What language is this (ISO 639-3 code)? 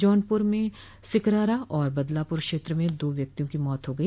hin